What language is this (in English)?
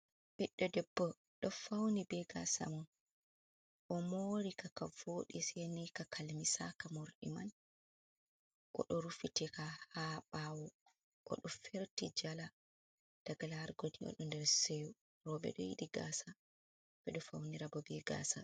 Fula